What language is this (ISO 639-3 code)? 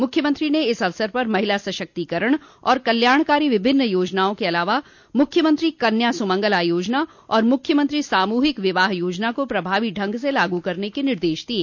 hin